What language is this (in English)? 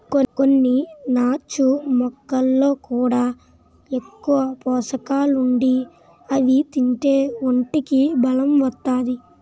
Telugu